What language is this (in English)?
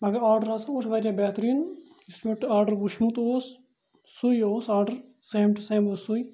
Kashmiri